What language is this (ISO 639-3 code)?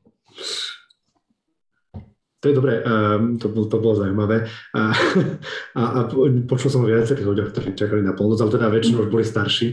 slk